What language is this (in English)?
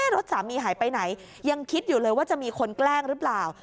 Thai